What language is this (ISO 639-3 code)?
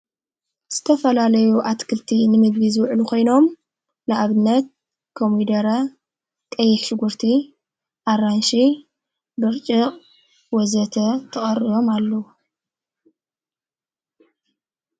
tir